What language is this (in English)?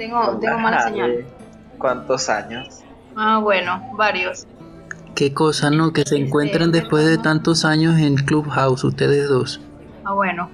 Spanish